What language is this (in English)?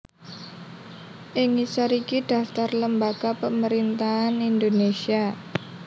Javanese